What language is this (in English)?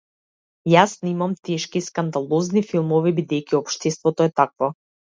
Macedonian